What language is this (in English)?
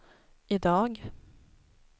Swedish